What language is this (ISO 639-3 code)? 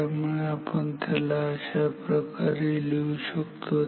mar